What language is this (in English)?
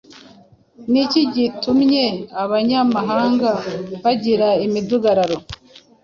Kinyarwanda